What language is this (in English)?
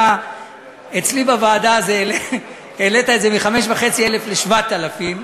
Hebrew